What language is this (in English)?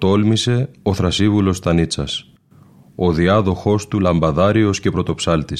Greek